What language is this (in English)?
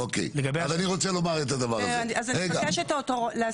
Hebrew